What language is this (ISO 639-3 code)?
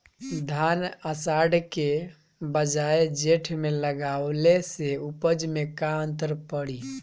bho